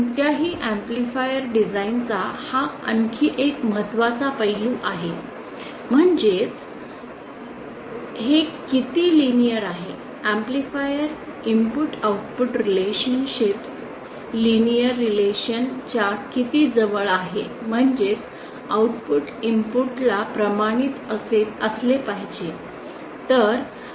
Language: Marathi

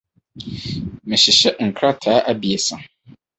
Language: Akan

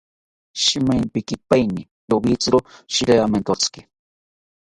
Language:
South Ucayali Ashéninka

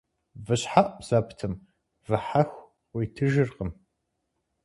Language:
Kabardian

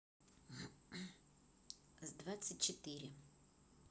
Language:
Russian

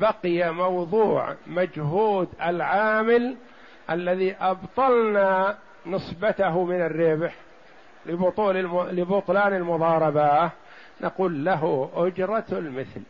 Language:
Arabic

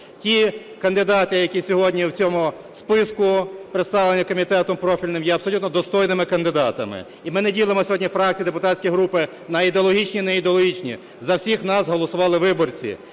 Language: Ukrainian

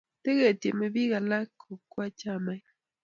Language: Kalenjin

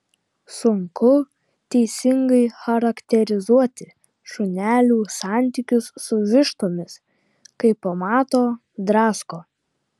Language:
Lithuanian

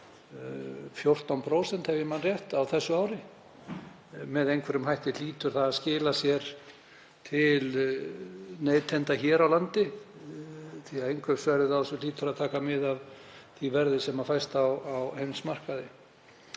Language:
Icelandic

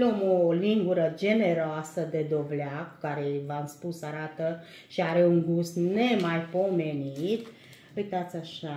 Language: Romanian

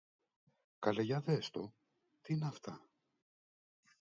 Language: Greek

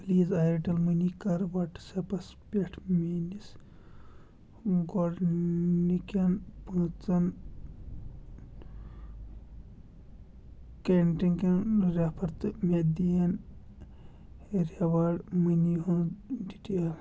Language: Kashmiri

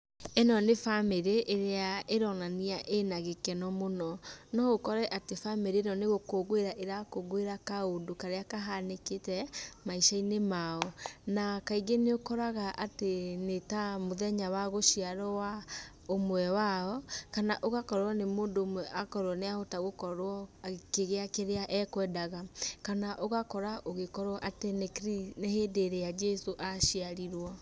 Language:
Kikuyu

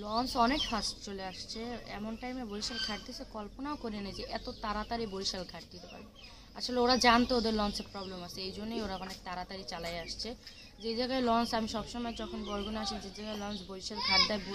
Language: Bangla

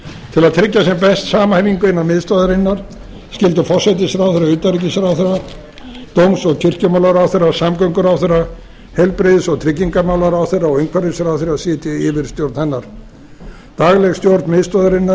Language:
Icelandic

